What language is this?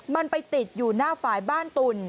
Thai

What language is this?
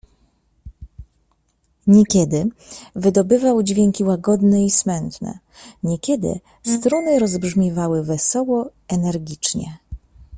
Polish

